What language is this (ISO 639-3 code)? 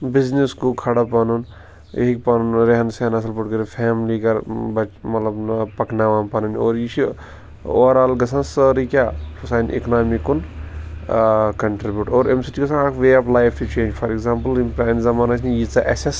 kas